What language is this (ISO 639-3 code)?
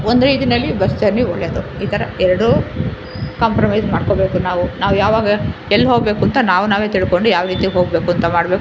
kan